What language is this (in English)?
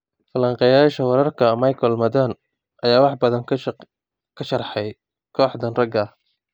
Somali